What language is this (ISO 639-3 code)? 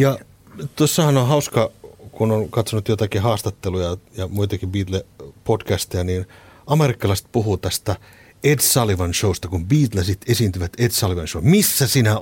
fin